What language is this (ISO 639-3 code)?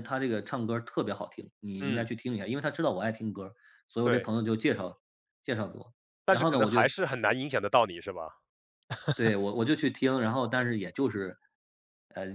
zho